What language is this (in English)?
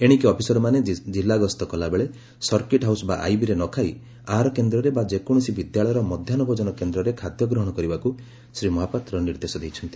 Odia